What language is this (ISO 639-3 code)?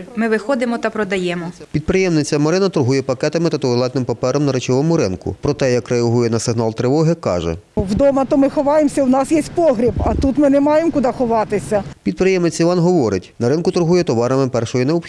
ukr